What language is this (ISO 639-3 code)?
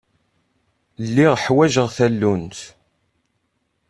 kab